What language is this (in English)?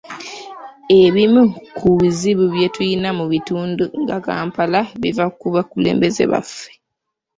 Ganda